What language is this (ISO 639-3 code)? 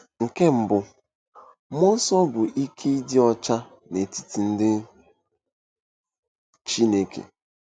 ibo